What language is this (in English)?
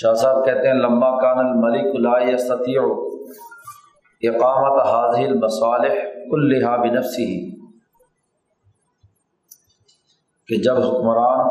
Urdu